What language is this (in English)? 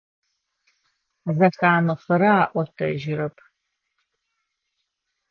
Adyghe